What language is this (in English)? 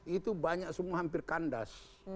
Indonesian